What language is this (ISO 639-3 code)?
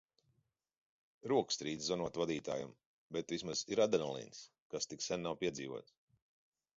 lav